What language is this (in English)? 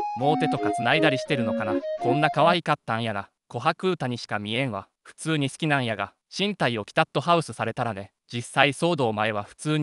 Japanese